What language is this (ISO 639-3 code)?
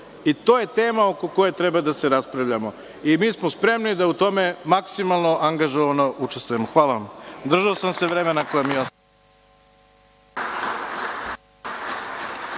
srp